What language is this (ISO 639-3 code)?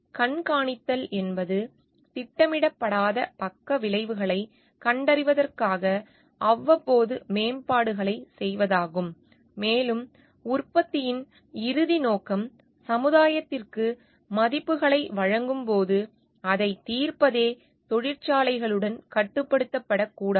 tam